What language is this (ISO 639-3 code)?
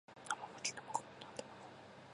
jpn